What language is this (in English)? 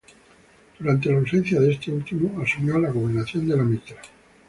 Spanish